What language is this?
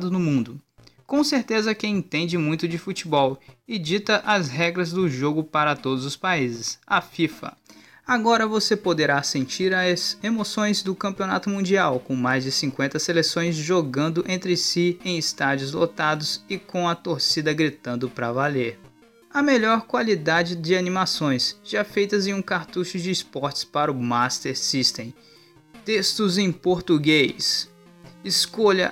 Portuguese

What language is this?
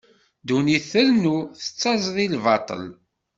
Kabyle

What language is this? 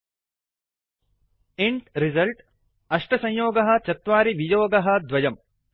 Sanskrit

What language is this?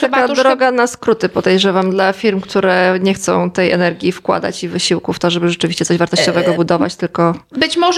Polish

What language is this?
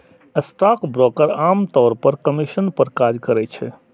Maithili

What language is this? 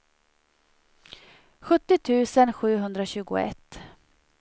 Swedish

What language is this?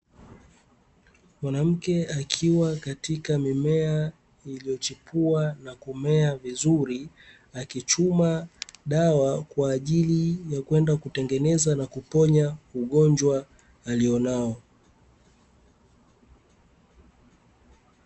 Swahili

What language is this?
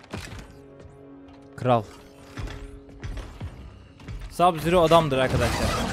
Turkish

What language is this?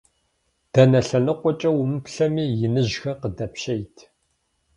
Kabardian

